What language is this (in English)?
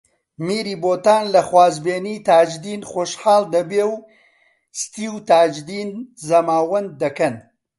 Central Kurdish